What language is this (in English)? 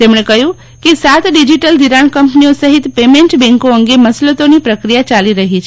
Gujarati